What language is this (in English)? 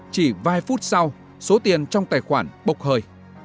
Vietnamese